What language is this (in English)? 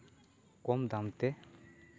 Santali